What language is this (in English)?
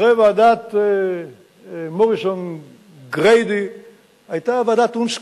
Hebrew